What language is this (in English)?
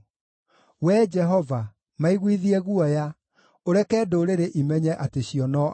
Kikuyu